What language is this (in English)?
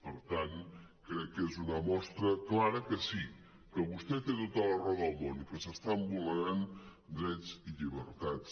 Catalan